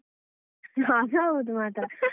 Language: Kannada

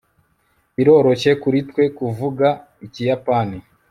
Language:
Kinyarwanda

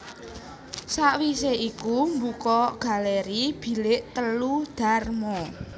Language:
Javanese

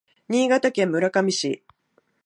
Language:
Japanese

